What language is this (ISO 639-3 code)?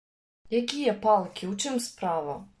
bel